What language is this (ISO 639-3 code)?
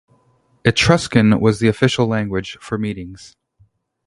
eng